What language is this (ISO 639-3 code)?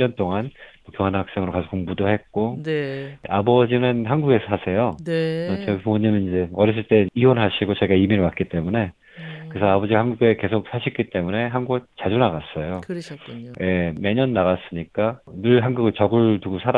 kor